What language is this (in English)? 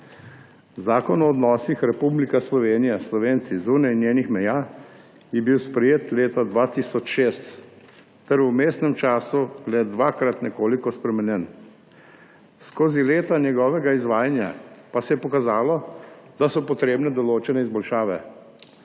Slovenian